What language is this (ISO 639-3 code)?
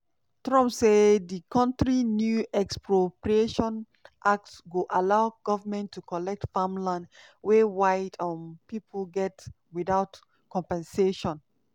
pcm